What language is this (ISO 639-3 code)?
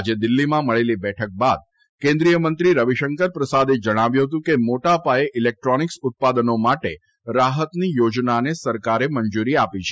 guj